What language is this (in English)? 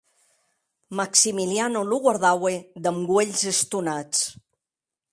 Occitan